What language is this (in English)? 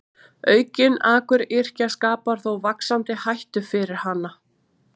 Icelandic